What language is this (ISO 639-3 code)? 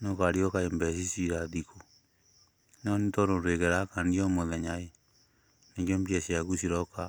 kik